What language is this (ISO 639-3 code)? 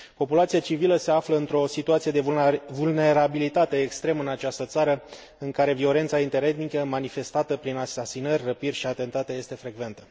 ron